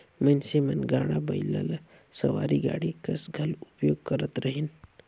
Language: Chhattisgarhi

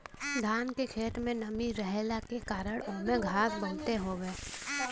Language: Bhojpuri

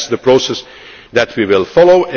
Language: English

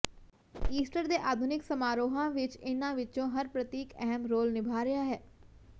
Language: Punjabi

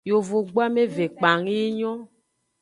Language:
Aja (Benin)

